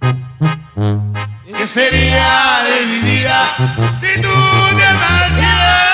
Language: Spanish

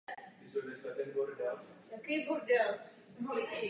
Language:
Czech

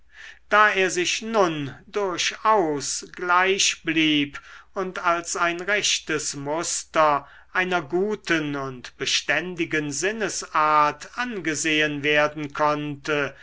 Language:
German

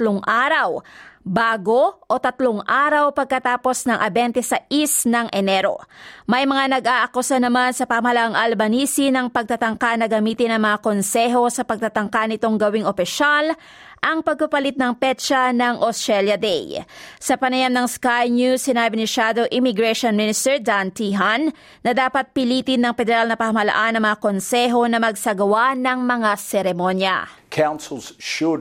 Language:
Filipino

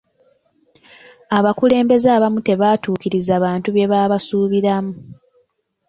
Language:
Ganda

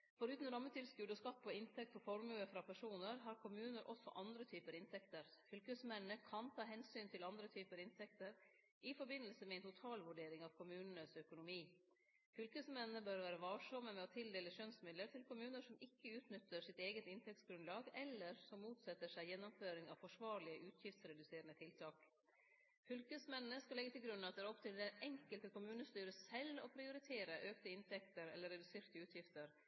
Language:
Norwegian Nynorsk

